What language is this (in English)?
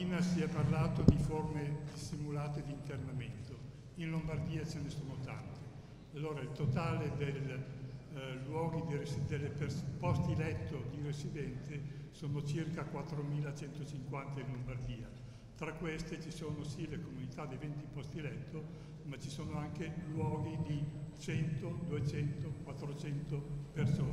Italian